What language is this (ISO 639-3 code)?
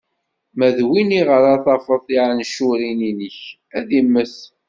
kab